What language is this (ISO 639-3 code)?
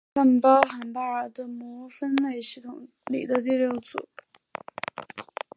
zho